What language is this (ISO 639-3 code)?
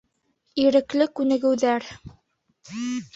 bak